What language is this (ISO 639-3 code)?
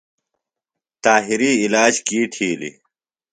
phl